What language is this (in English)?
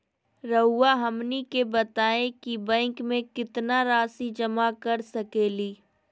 Magahi